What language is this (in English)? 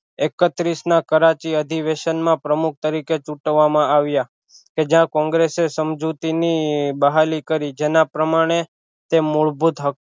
Gujarati